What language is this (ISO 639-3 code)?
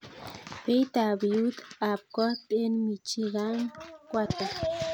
kln